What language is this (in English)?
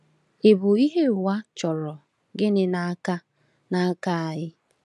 Igbo